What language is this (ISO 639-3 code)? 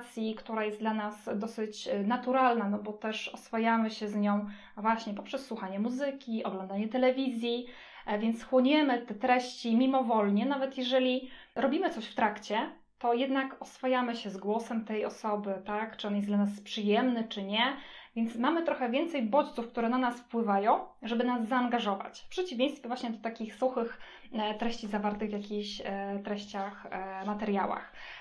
pol